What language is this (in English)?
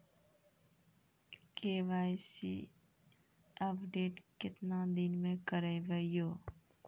Maithili